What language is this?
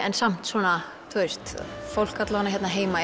Icelandic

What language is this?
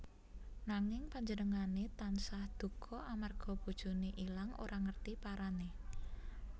Javanese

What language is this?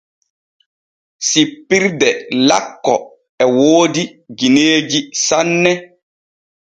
Borgu Fulfulde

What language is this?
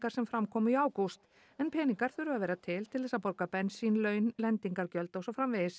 Icelandic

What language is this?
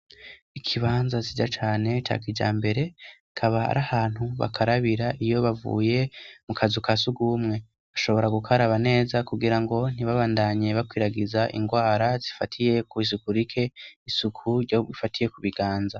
Rundi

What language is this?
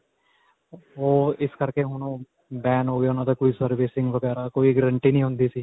Punjabi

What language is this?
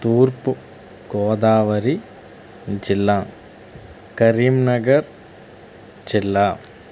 Telugu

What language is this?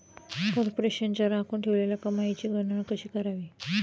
Marathi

